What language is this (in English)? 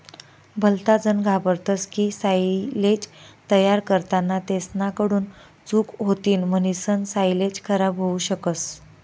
Marathi